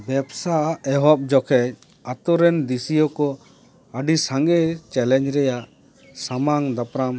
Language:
Santali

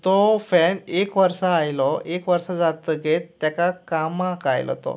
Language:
Konkani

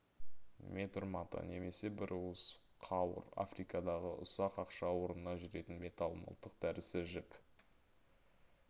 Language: Kazakh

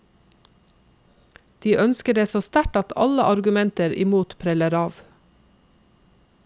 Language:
Norwegian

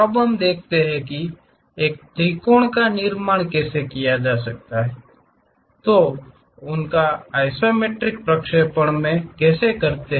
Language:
Hindi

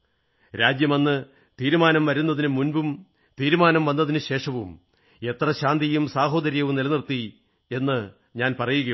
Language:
Malayalam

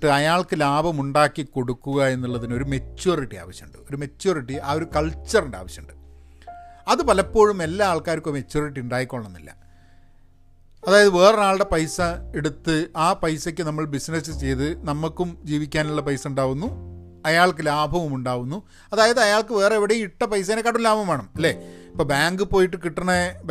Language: Malayalam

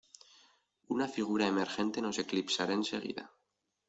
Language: Spanish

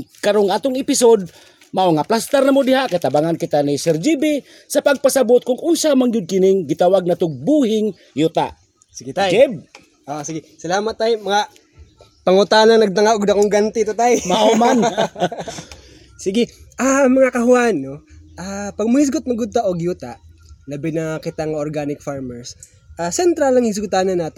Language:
Filipino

